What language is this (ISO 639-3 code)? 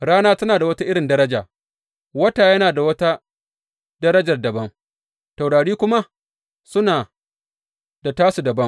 hau